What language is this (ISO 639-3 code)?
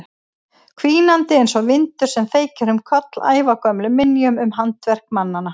isl